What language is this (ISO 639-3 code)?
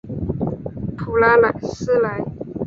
zho